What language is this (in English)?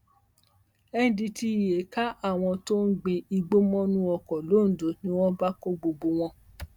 Yoruba